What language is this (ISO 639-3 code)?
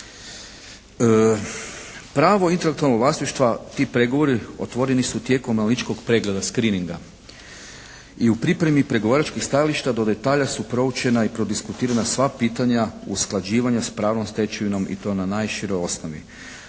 hrv